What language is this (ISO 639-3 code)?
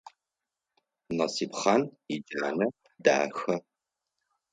ady